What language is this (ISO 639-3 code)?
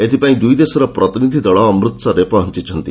ori